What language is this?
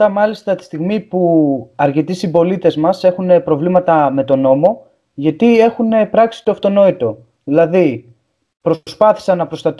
Greek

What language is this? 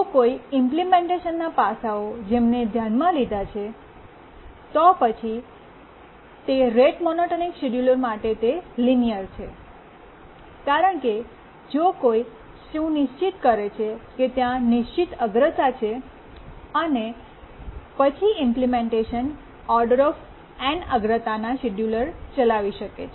Gujarati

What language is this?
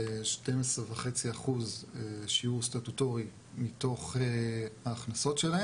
Hebrew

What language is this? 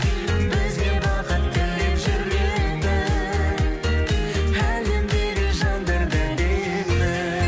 Kazakh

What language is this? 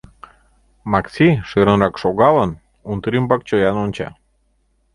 Mari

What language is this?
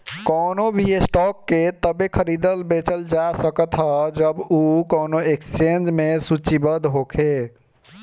Bhojpuri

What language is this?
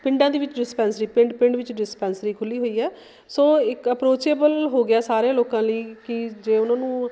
Punjabi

